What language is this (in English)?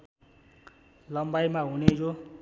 Nepali